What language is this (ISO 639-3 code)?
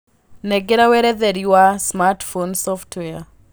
kik